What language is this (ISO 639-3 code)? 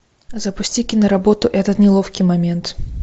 rus